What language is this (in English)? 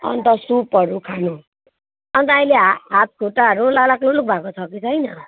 Nepali